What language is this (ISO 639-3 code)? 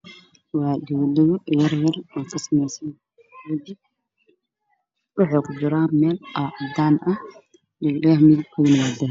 som